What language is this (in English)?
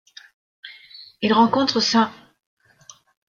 French